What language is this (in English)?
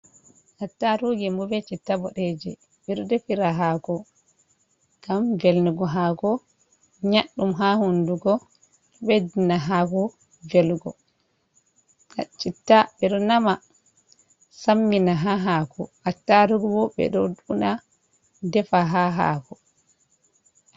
Fula